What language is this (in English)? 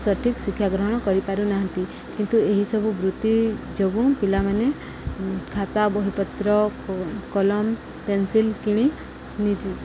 Odia